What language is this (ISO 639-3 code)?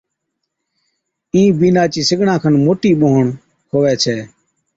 odk